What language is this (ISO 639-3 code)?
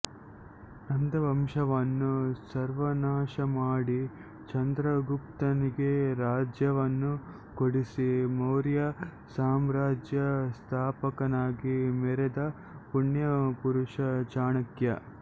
kan